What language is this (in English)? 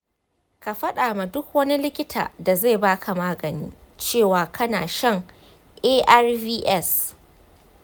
Hausa